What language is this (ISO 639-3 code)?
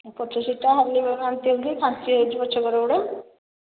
ori